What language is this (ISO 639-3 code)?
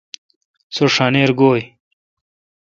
xka